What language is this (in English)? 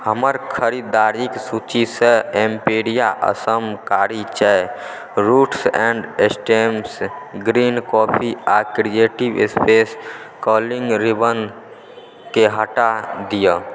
Maithili